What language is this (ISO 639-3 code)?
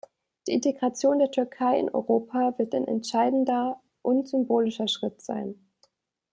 deu